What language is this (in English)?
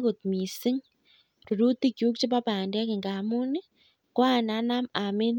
Kalenjin